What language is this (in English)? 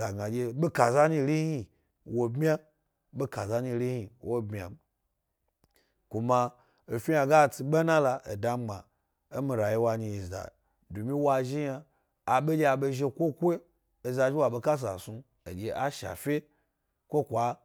Gbari